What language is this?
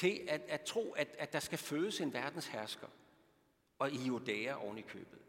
Danish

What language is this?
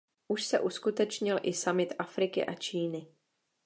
Czech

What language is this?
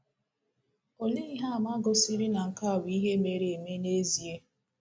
Igbo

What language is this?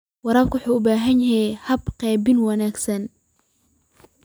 Somali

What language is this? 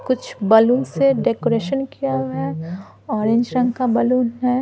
Hindi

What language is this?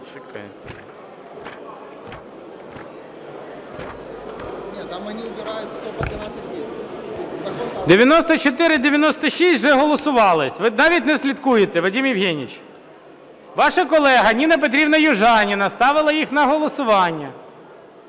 Ukrainian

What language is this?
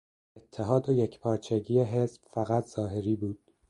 Persian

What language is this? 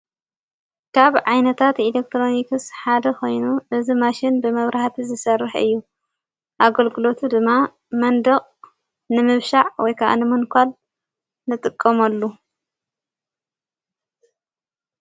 Tigrinya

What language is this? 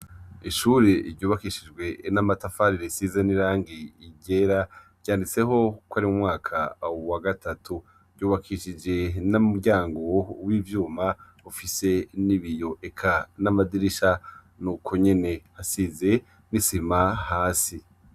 Rundi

